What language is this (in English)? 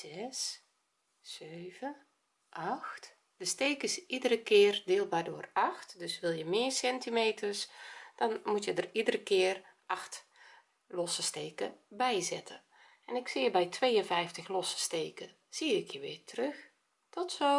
Dutch